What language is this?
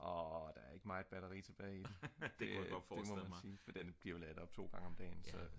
Danish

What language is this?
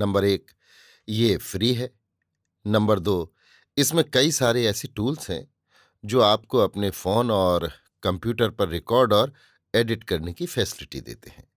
Hindi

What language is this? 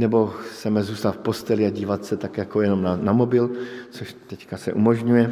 Czech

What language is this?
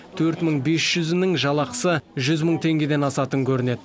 Kazakh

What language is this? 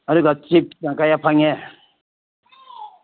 Manipuri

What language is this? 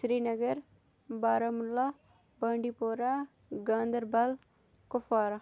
Kashmiri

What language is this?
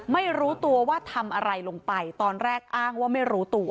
Thai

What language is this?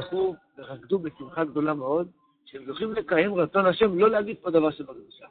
Hebrew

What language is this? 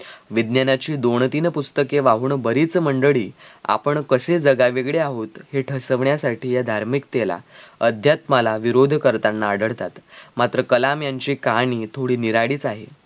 Marathi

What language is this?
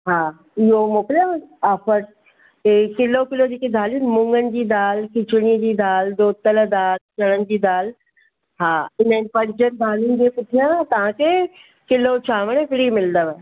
Sindhi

